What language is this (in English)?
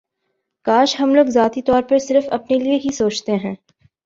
Urdu